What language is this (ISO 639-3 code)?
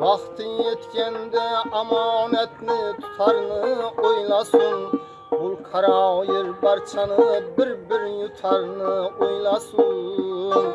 tur